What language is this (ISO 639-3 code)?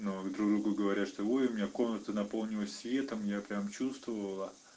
rus